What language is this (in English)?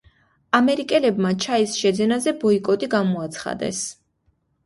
Georgian